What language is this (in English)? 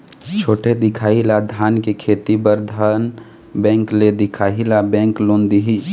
Chhattisgarhi